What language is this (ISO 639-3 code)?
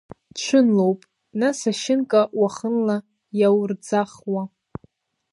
abk